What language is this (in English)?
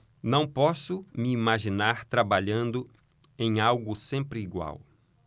Portuguese